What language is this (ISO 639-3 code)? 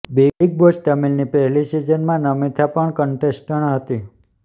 guj